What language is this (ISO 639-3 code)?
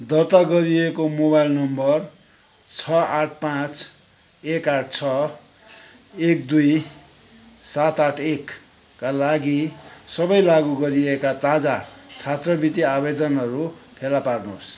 nep